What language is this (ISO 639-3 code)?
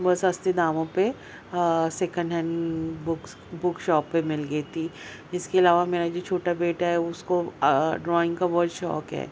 urd